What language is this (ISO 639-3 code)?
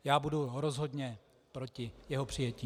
ces